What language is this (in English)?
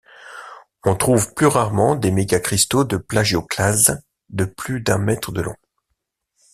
French